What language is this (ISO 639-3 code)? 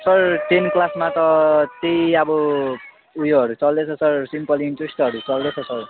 nep